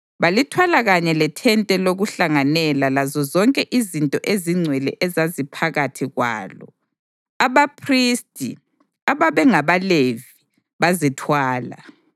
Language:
North Ndebele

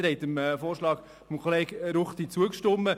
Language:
Swiss German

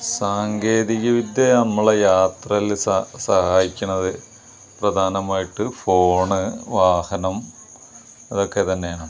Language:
Malayalam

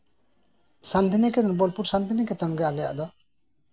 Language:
Santali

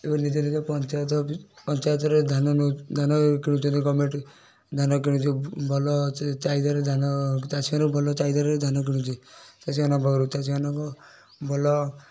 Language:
Odia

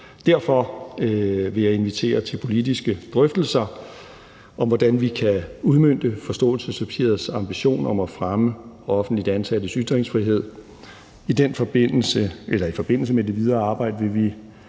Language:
Danish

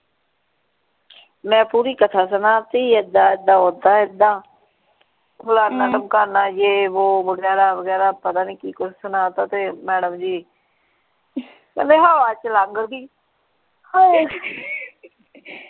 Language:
Punjabi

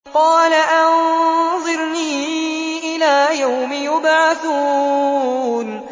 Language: Arabic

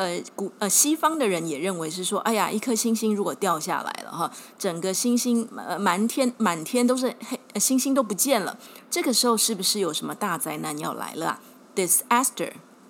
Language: Chinese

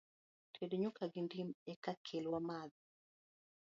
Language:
Luo (Kenya and Tanzania)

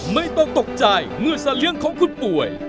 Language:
Thai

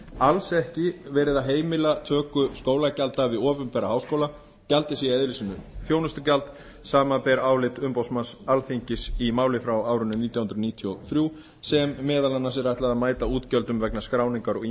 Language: Icelandic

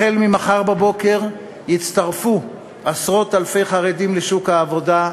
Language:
Hebrew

